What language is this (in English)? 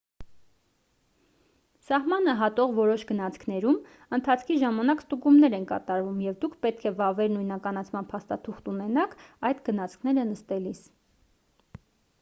Armenian